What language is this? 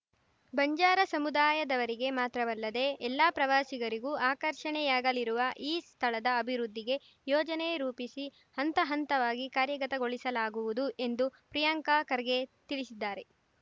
Kannada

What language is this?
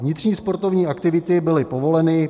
Czech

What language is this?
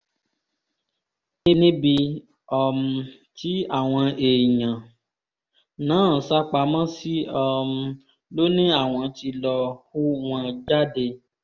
Yoruba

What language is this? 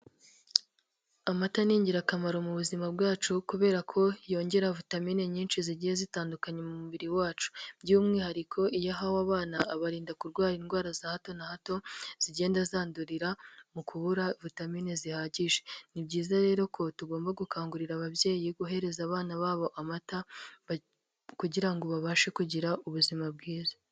Kinyarwanda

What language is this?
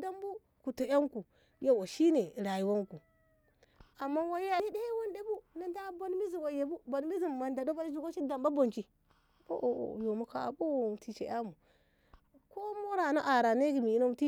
Ngamo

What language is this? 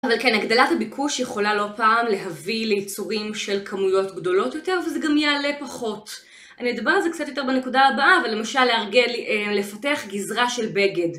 Hebrew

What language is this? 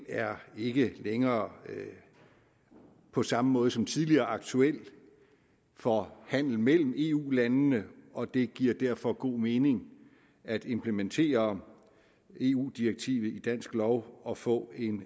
Danish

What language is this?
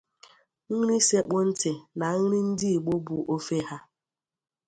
Igbo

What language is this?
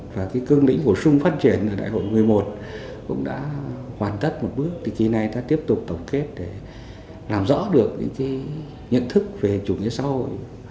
Vietnamese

